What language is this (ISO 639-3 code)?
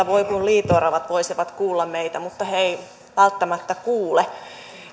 fin